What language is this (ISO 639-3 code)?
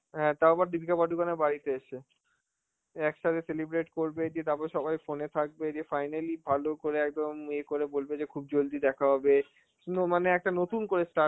ben